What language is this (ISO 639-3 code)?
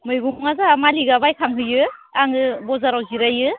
brx